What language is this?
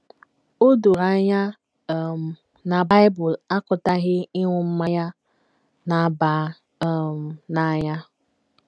Igbo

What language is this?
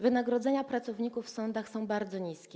Polish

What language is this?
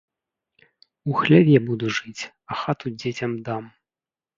Belarusian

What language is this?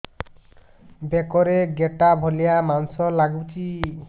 Odia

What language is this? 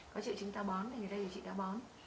Vietnamese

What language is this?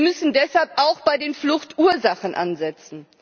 German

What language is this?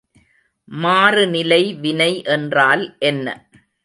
Tamil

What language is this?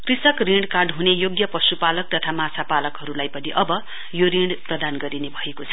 Nepali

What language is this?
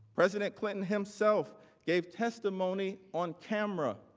English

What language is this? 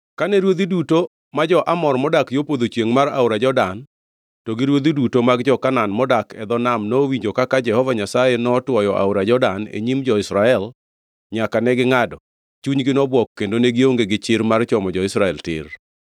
Luo (Kenya and Tanzania)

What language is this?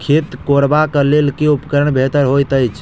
Maithili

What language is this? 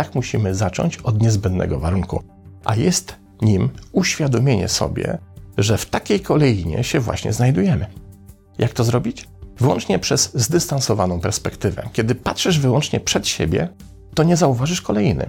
Polish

